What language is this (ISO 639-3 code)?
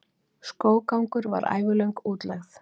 isl